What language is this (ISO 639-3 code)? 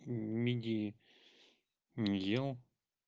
rus